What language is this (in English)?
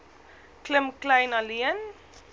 Afrikaans